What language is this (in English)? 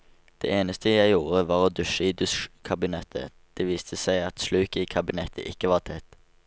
Norwegian